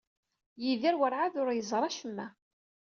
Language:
Kabyle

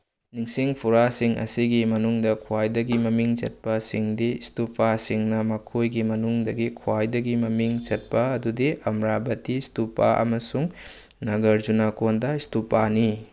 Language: Manipuri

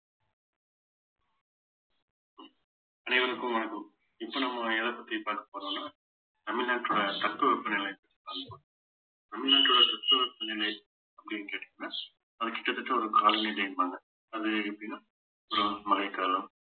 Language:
Tamil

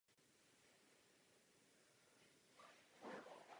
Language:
Czech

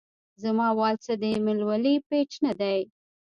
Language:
Pashto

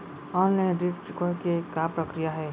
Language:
Chhattisgarhi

